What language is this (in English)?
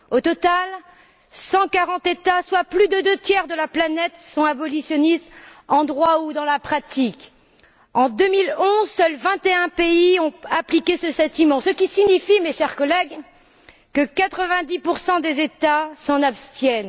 French